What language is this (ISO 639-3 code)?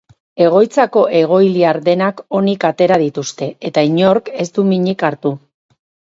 eus